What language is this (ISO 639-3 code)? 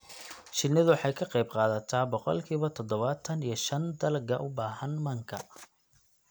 som